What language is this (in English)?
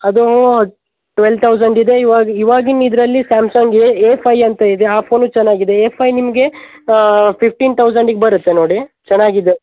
Kannada